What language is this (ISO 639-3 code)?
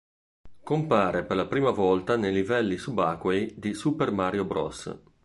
ita